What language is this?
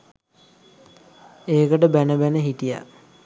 Sinhala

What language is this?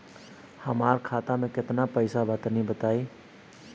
Bhojpuri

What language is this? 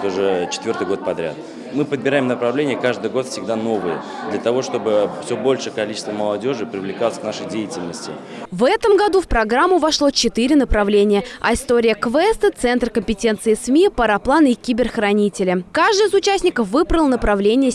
Russian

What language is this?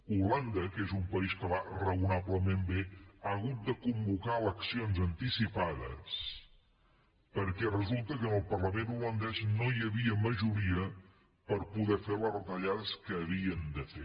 Catalan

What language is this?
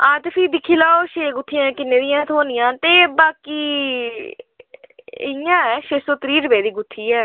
Dogri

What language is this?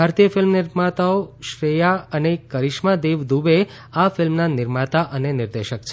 Gujarati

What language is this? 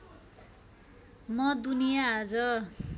Nepali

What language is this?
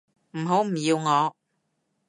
Cantonese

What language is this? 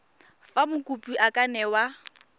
Tswana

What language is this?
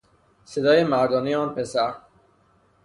Persian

